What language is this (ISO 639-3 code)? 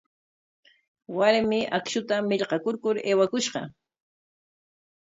qwa